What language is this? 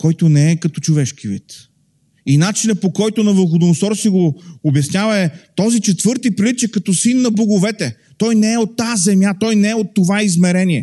Bulgarian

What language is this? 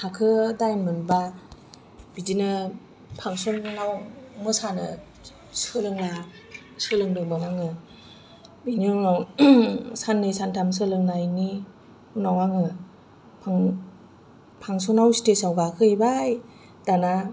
Bodo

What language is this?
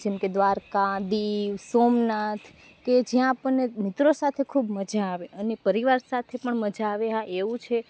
Gujarati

